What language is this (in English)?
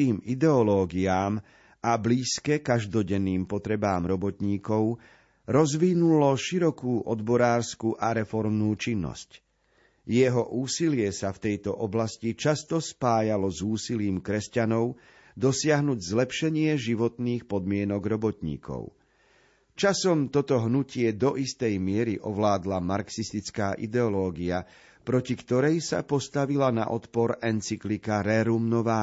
Slovak